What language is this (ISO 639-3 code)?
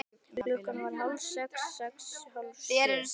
isl